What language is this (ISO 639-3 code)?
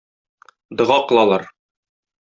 tat